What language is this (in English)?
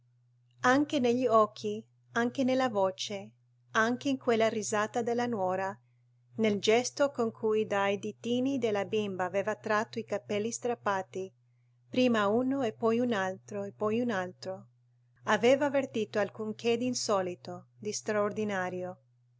Italian